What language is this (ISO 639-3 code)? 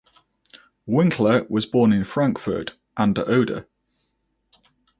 eng